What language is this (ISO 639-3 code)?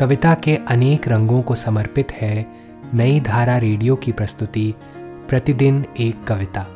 hin